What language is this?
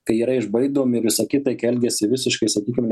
Lithuanian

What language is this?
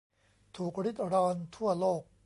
Thai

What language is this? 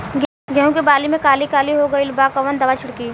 Bhojpuri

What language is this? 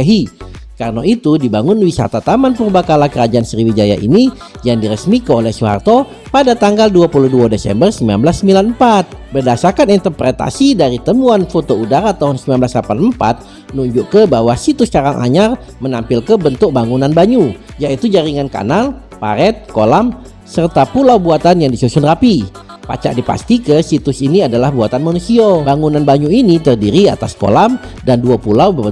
Indonesian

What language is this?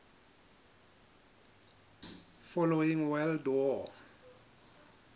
Southern Sotho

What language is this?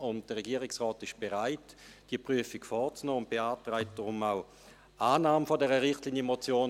Swiss German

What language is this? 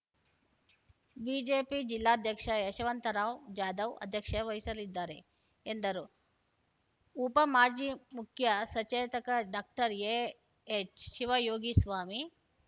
Kannada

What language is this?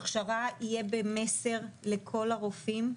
Hebrew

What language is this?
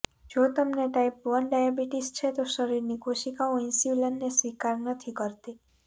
Gujarati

